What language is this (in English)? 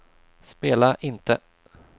Swedish